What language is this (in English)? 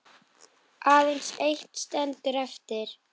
Icelandic